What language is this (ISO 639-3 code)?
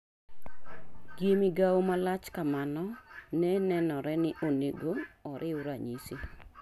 luo